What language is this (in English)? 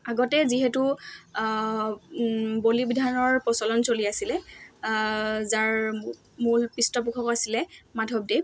Assamese